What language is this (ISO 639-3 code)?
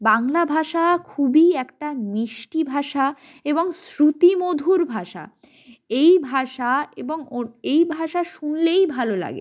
ben